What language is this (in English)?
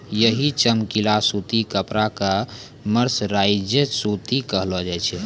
Maithili